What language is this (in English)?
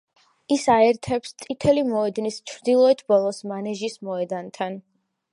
Georgian